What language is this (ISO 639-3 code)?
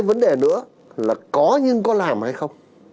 vie